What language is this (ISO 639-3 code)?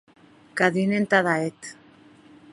oci